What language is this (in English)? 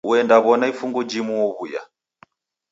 Taita